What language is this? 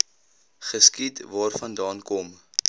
Afrikaans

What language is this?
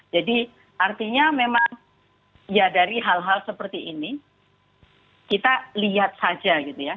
Indonesian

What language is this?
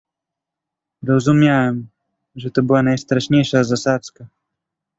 Polish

